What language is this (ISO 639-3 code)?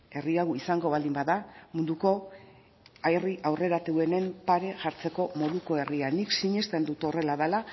eus